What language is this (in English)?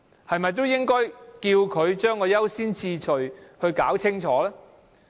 Cantonese